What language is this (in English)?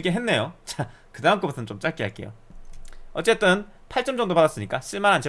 Korean